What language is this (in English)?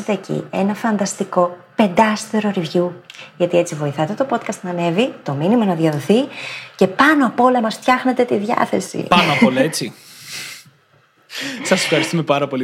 Greek